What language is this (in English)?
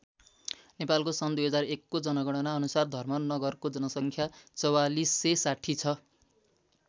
Nepali